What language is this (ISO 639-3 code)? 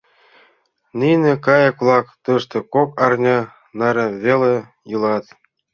chm